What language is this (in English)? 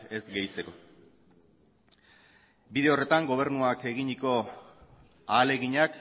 Basque